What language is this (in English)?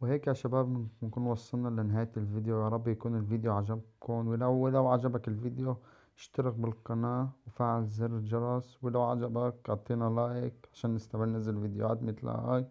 Arabic